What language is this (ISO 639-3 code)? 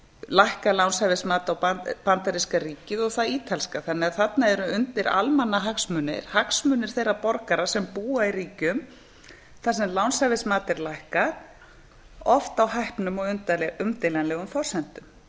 isl